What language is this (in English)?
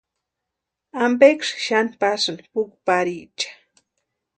Western Highland Purepecha